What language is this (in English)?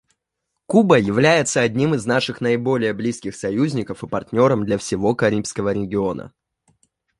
Russian